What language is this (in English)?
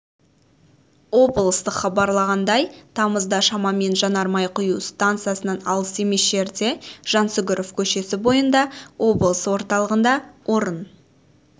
Kazakh